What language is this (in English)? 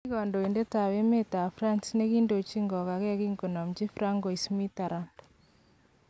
Kalenjin